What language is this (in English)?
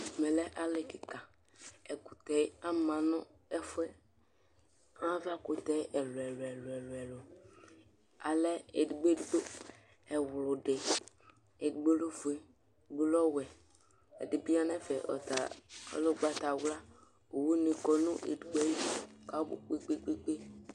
Ikposo